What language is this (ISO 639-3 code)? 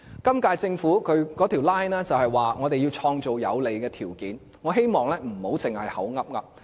yue